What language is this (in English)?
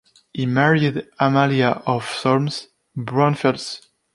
English